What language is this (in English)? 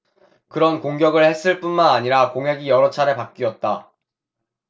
Korean